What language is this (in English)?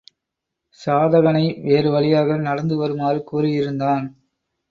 Tamil